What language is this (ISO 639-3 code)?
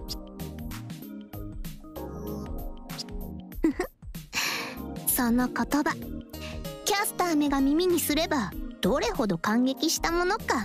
jpn